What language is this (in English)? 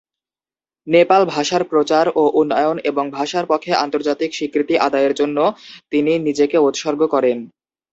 Bangla